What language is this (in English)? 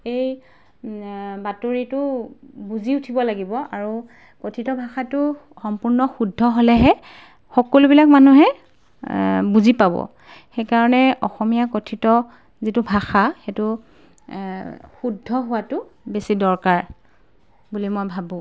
Assamese